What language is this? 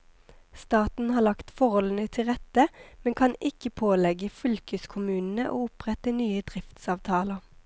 Norwegian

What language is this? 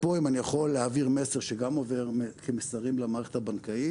Hebrew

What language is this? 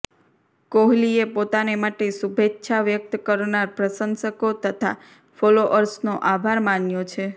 Gujarati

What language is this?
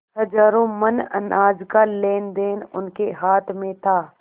Hindi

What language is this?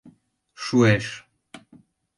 Mari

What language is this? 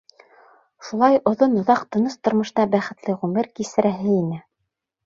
Bashkir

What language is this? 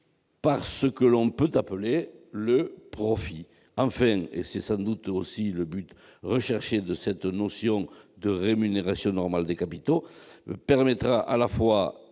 French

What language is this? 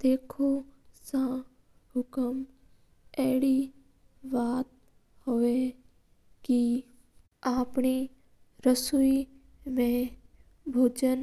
Mewari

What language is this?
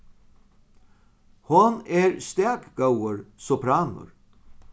Faroese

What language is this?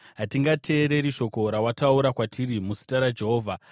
Shona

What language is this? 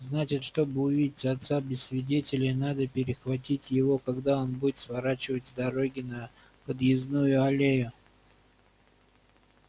Russian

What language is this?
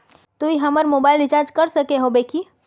Magahi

